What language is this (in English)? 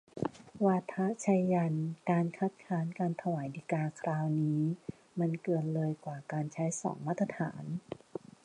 Thai